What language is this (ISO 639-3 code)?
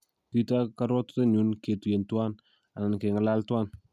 kln